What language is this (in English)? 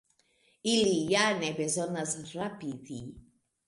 Esperanto